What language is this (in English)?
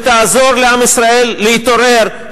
Hebrew